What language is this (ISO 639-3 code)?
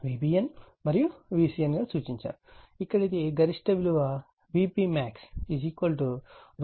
tel